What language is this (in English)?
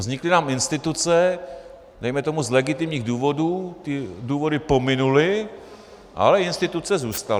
Czech